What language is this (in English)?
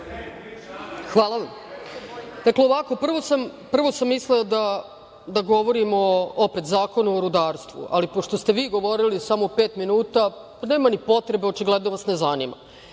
Serbian